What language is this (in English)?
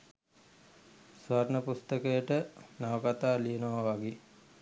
Sinhala